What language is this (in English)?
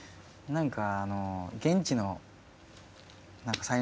Japanese